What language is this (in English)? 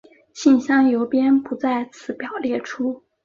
Chinese